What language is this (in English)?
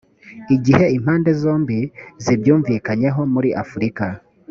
Kinyarwanda